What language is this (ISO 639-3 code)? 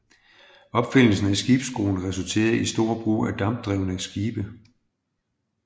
dan